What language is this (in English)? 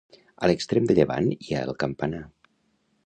Catalan